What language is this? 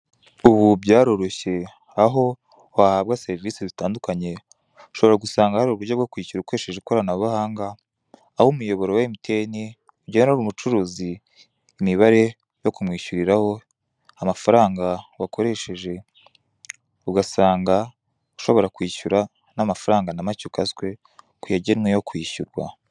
Kinyarwanda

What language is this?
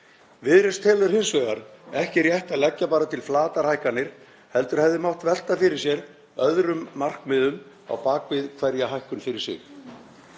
Icelandic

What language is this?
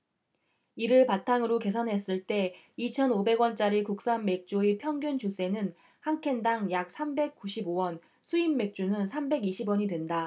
Korean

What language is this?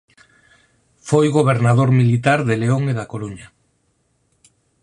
Galician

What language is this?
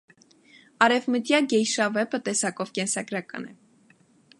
Armenian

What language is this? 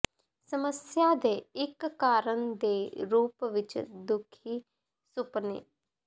Punjabi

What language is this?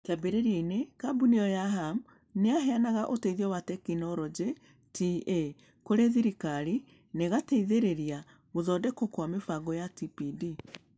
Kikuyu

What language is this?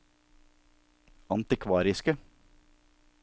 Norwegian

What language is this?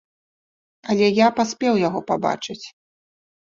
Belarusian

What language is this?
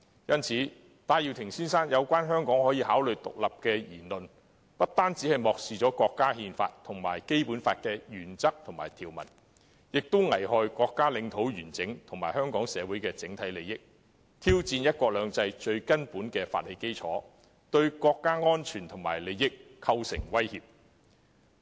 Cantonese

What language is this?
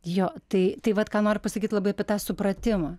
Lithuanian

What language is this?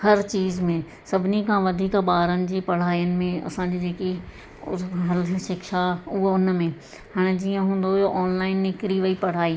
Sindhi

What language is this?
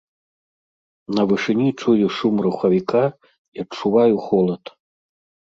Belarusian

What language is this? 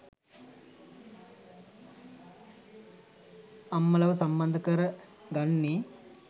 Sinhala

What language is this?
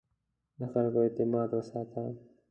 Pashto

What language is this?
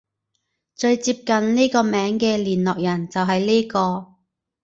Cantonese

